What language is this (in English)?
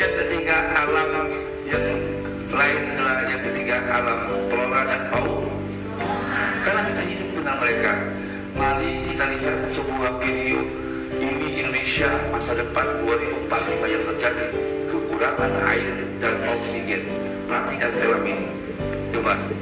Indonesian